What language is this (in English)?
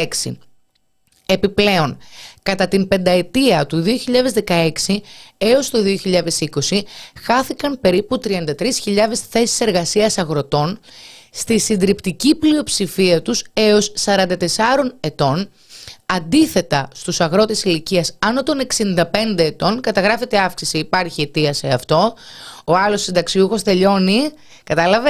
Greek